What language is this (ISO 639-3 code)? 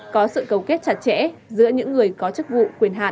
vie